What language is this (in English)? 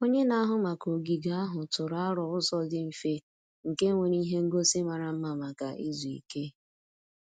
Igbo